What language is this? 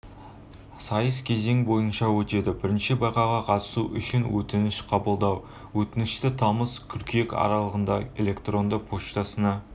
Kazakh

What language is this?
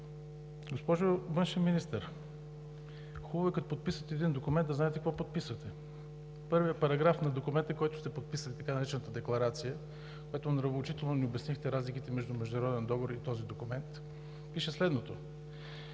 Bulgarian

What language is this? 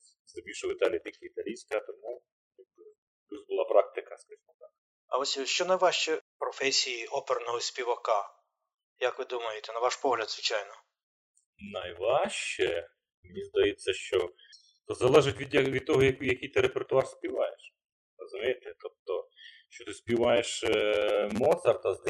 Ukrainian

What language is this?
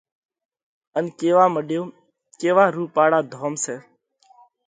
Parkari Koli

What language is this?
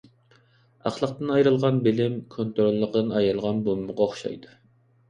Uyghur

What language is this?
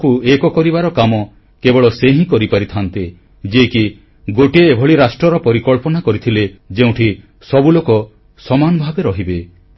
Odia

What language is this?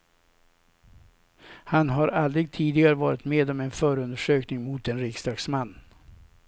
Swedish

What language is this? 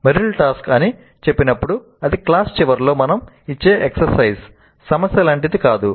Telugu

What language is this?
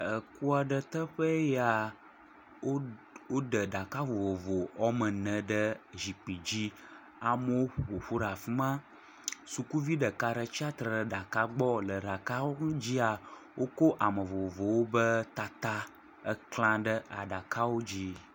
Ewe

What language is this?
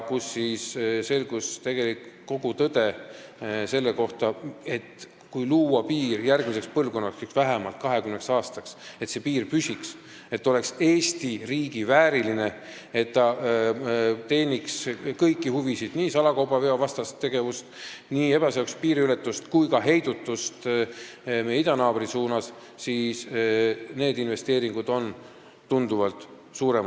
Estonian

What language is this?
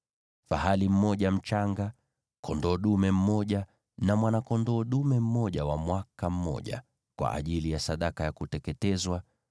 Swahili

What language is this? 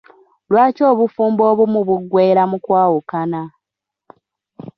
Ganda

